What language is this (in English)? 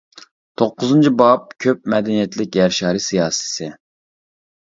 Uyghur